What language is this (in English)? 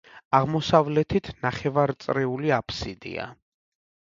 Georgian